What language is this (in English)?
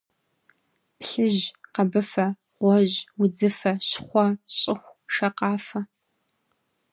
Kabardian